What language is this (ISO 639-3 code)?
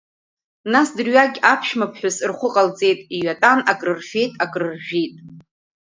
abk